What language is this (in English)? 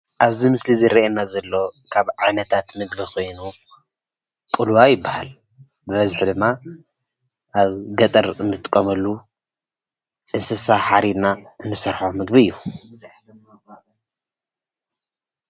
Tigrinya